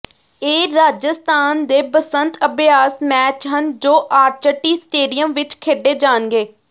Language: Punjabi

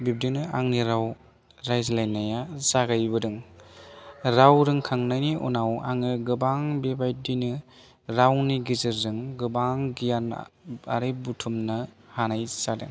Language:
Bodo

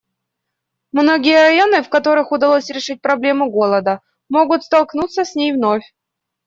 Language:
Russian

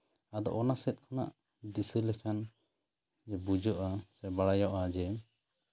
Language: Santali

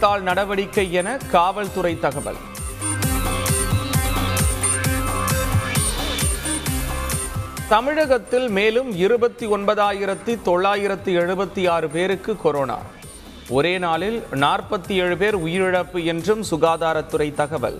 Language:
Tamil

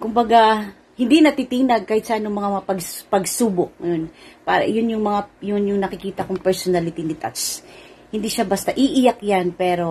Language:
Filipino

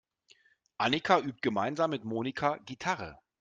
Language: German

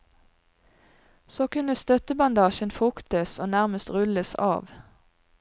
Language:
Norwegian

